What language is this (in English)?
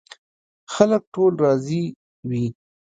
Pashto